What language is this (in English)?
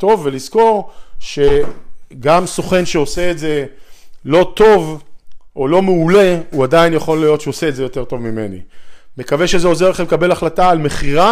Hebrew